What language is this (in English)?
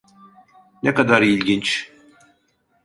Turkish